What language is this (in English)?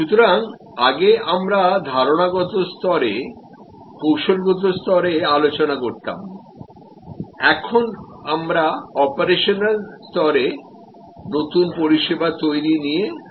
Bangla